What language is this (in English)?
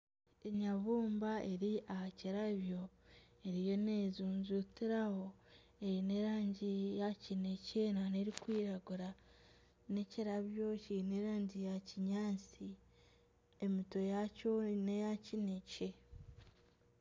Nyankole